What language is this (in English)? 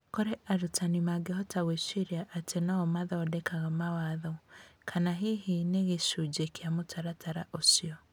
Kikuyu